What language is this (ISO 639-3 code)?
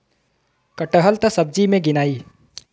bho